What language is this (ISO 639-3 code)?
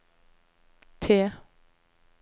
nor